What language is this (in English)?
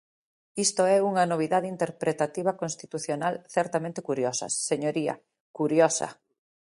Galician